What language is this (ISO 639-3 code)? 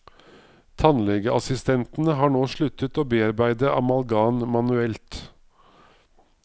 nor